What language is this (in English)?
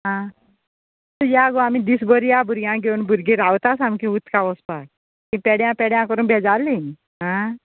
Konkani